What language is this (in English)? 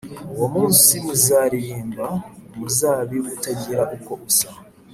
Kinyarwanda